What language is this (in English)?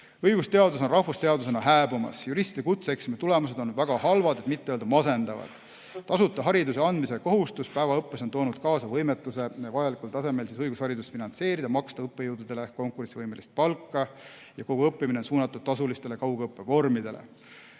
Estonian